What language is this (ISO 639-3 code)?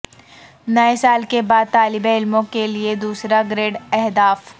urd